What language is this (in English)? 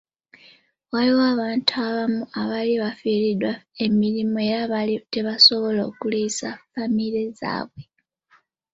Ganda